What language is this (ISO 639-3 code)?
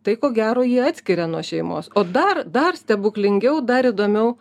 lit